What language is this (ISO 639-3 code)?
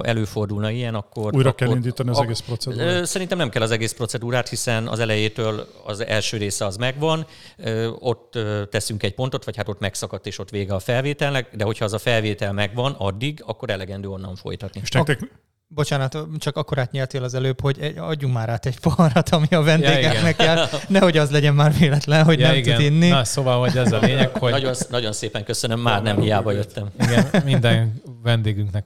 hun